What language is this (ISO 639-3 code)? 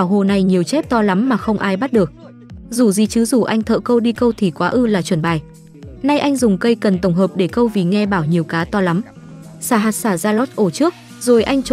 vie